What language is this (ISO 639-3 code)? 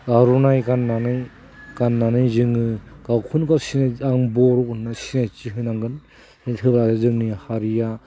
brx